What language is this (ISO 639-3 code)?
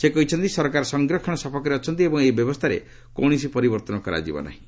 ori